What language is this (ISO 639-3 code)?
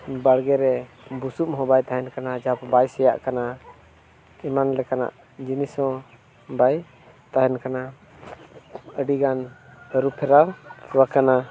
sat